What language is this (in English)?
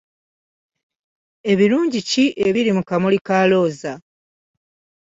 Ganda